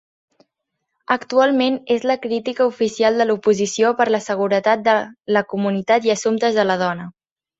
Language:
Catalan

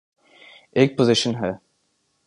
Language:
Urdu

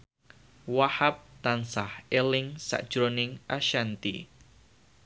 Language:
Javanese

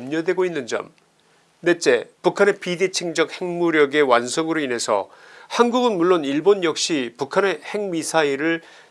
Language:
Korean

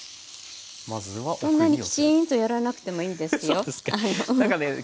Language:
Japanese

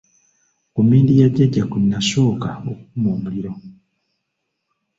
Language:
Ganda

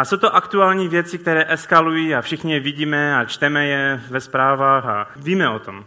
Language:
Czech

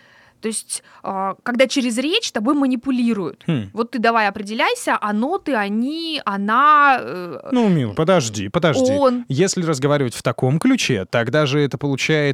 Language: Russian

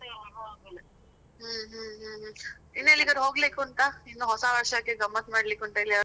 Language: Kannada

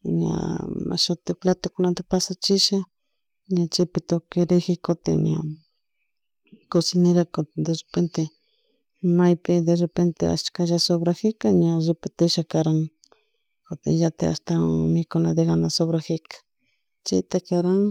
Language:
Chimborazo Highland Quichua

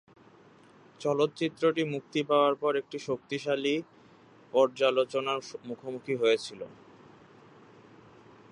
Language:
Bangla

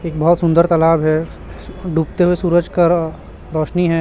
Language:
Hindi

